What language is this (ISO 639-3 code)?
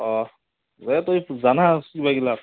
asm